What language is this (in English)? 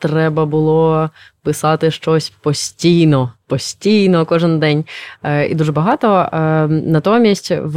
Ukrainian